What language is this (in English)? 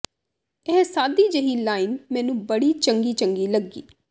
Punjabi